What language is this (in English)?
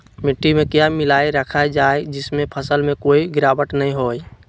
Magahi